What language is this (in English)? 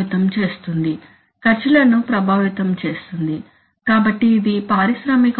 Telugu